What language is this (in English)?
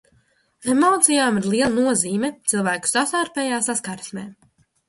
Latvian